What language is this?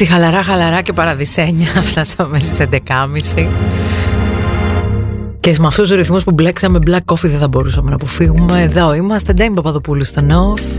Greek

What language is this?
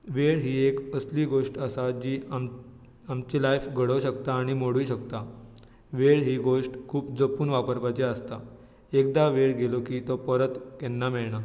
Konkani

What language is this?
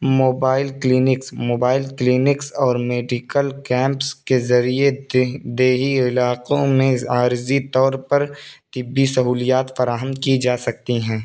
Urdu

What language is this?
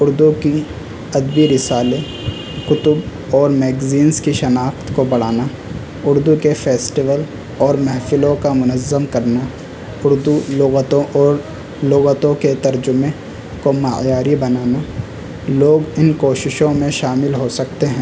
Urdu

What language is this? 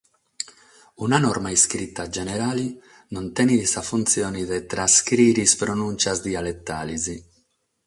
Sardinian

